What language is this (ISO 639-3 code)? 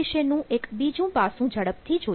guj